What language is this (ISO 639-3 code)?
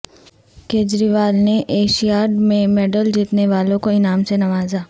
urd